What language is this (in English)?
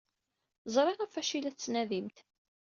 Kabyle